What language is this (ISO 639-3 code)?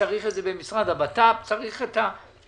heb